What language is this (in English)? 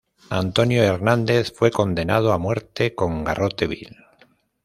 Spanish